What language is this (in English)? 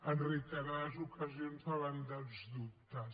Catalan